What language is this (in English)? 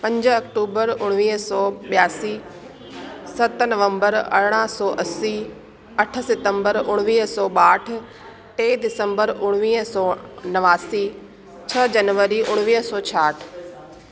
Sindhi